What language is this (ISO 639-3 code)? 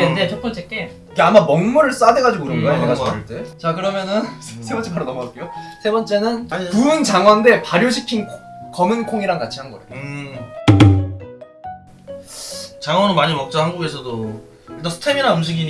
kor